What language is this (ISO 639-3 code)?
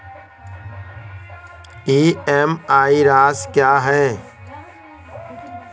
hin